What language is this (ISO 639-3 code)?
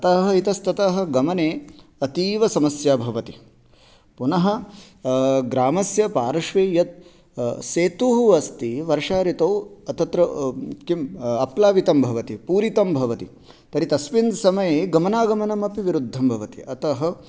san